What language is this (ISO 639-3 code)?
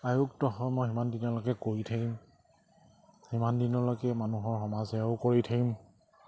asm